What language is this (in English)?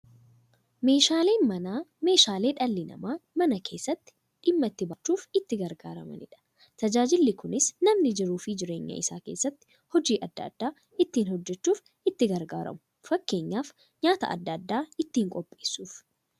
Oromo